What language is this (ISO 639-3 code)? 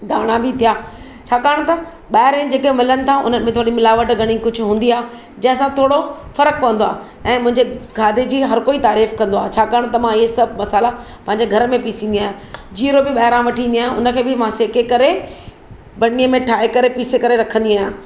snd